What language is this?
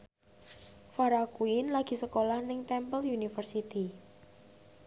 Javanese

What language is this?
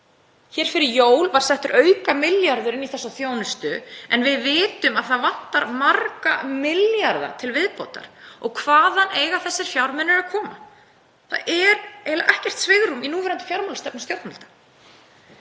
Icelandic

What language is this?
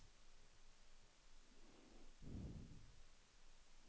Danish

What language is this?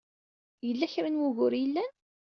Kabyle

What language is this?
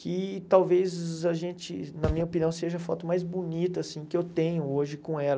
Portuguese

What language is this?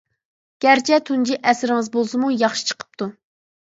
Uyghur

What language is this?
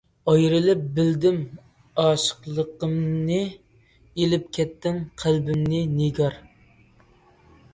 Uyghur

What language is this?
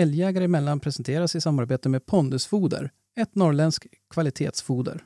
Swedish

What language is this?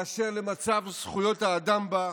Hebrew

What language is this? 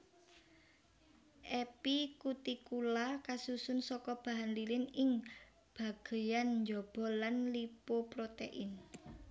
Javanese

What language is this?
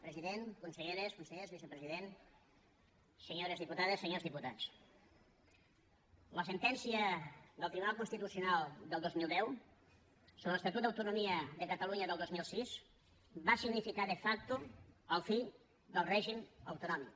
Catalan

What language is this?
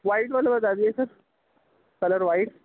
Urdu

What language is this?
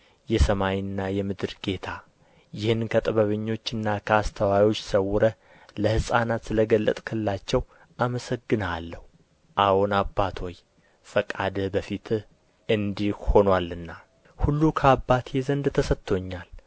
Amharic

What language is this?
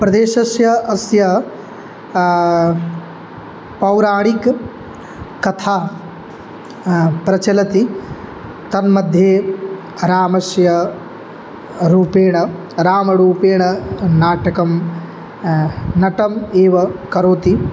Sanskrit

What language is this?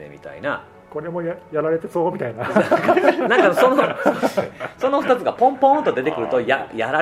Japanese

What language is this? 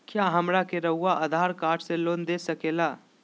Magahi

